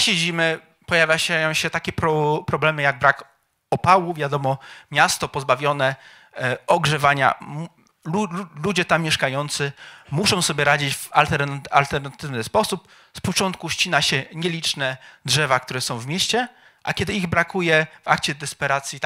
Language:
Polish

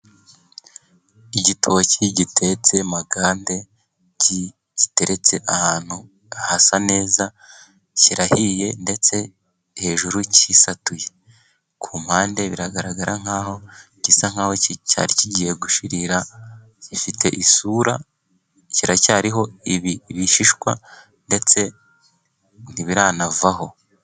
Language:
Kinyarwanda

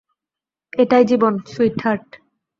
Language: Bangla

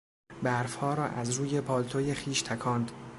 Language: Persian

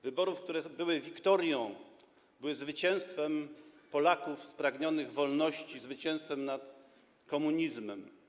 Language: Polish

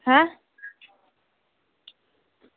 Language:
Dogri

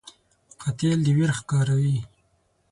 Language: Pashto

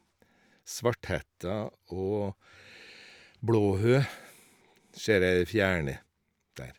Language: Norwegian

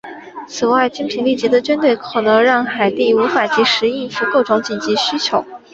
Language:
Chinese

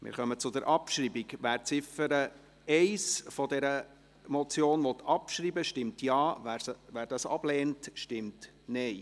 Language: Swiss German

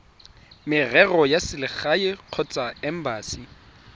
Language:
Tswana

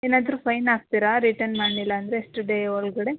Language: Kannada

